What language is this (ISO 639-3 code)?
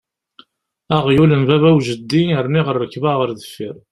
kab